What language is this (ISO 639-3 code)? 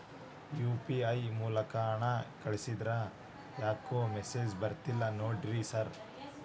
kan